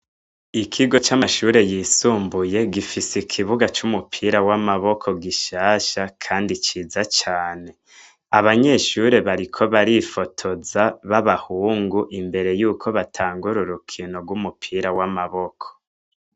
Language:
Rundi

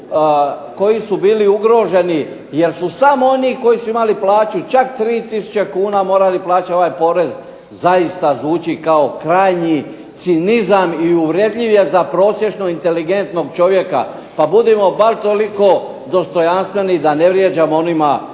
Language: Croatian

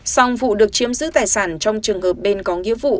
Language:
Vietnamese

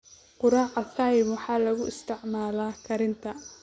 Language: Somali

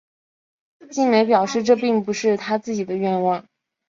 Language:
Chinese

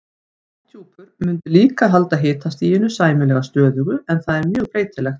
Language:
Icelandic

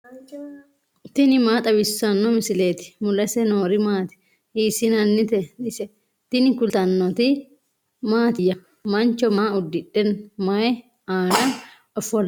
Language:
Sidamo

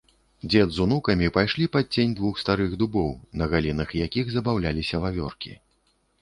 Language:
Belarusian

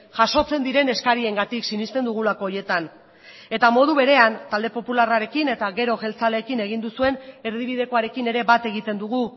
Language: Basque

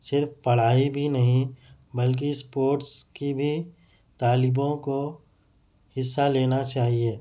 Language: Urdu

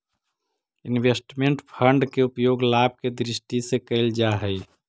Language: Magahi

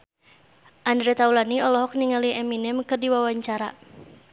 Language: Sundanese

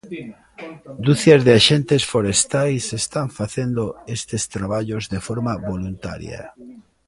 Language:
Galician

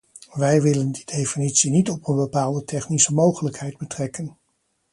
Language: Dutch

